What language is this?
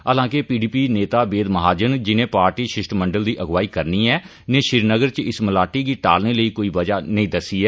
Dogri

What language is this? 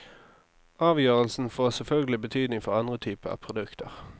Norwegian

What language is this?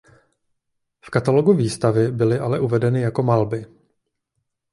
Czech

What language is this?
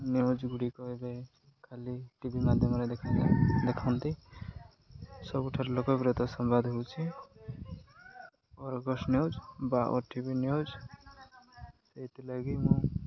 Odia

